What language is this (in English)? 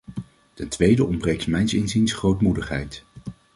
Dutch